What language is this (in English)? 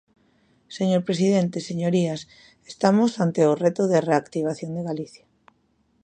Galician